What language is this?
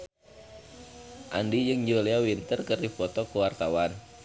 Sundanese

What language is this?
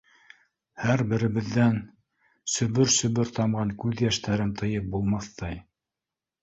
Bashkir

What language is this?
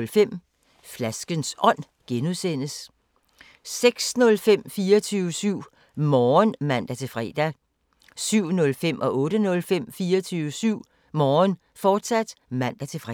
Danish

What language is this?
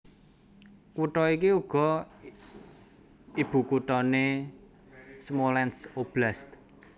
Javanese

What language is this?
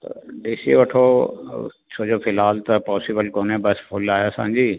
Sindhi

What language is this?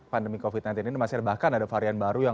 Indonesian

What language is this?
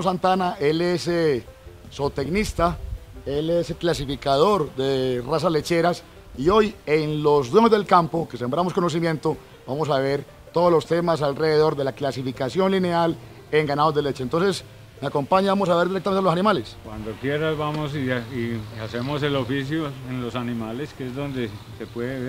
Spanish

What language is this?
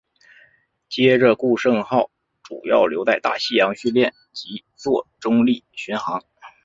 Chinese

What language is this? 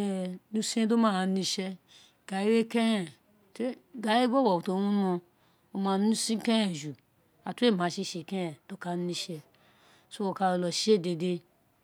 Isekiri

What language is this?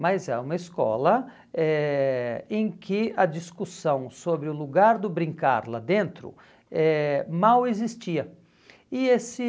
Portuguese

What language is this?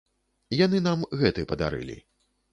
Belarusian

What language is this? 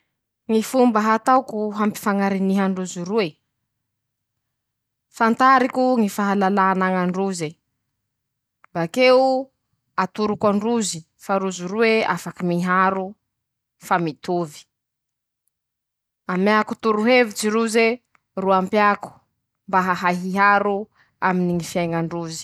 Masikoro Malagasy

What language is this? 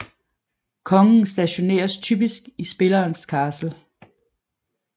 Danish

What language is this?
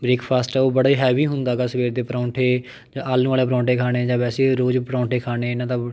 Punjabi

